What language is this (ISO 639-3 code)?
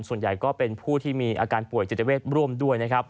tha